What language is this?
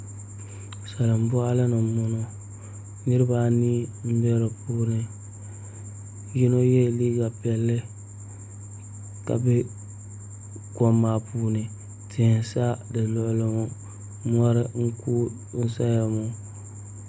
Dagbani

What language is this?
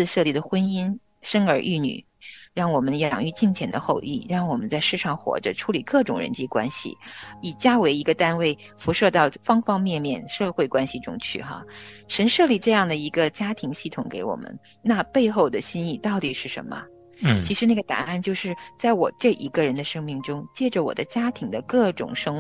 Chinese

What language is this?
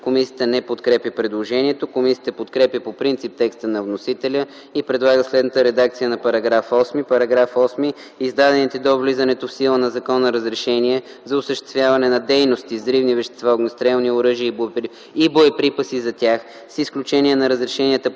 Bulgarian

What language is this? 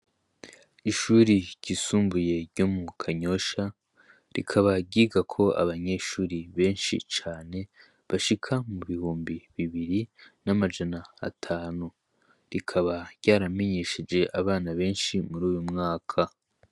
Rundi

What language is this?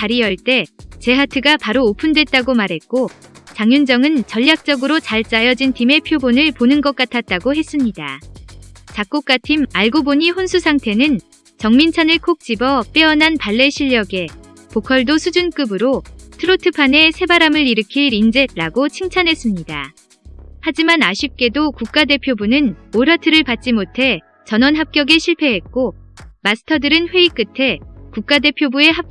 Korean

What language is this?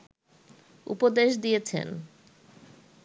Bangla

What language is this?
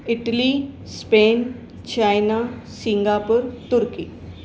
Sindhi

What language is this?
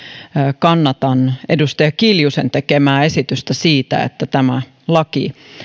Finnish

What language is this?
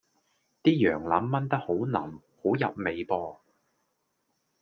Cantonese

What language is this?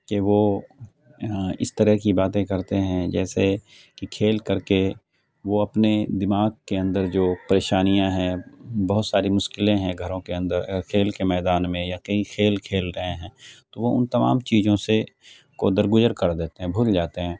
Urdu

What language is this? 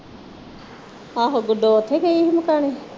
Punjabi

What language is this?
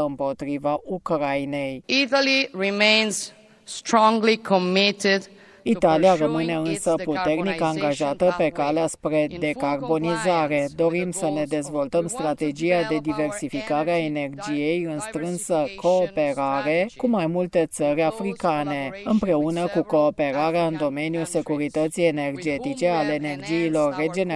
Romanian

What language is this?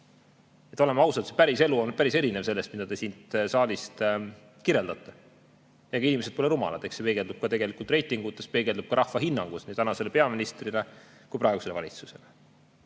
Estonian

